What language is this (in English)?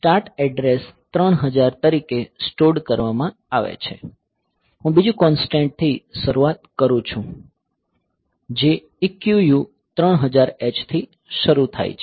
Gujarati